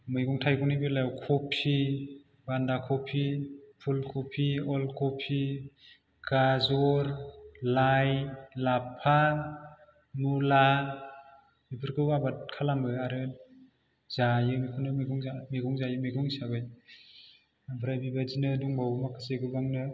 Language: Bodo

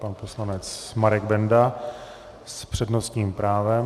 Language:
Czech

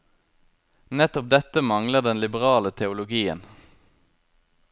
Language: Norwegian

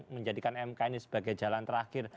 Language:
Indonesian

